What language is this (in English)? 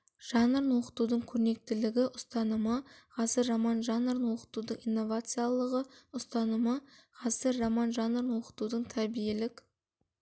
Kazakh